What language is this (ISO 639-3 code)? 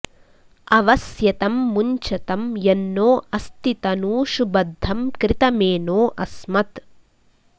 san